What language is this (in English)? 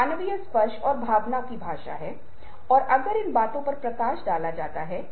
Hindi